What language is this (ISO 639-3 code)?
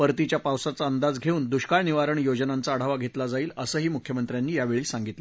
mar